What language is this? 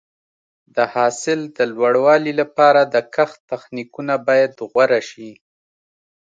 Pashto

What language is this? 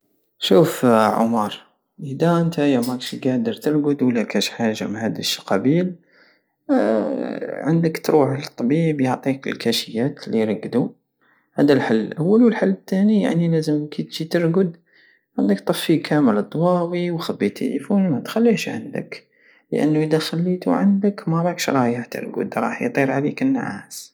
Algerian Saharan Arabic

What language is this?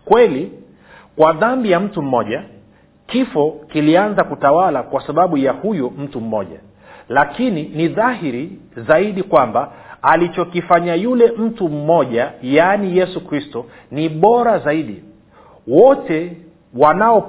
Swahili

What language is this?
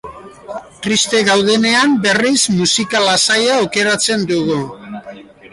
Basque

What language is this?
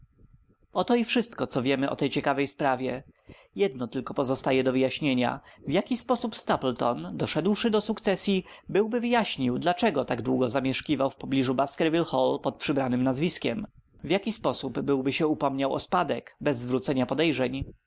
Polish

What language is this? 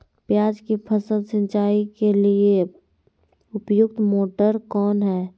Magahi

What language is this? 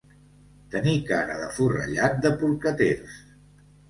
Catalan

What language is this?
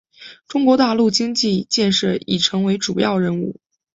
Chinese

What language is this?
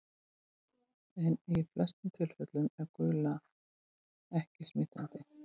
Icelandic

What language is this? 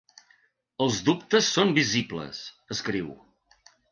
Catalan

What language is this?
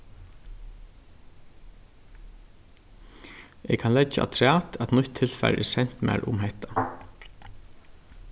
Faroese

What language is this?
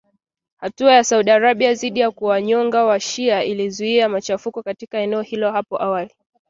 Swahili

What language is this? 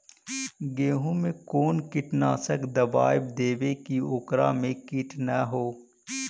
Magahi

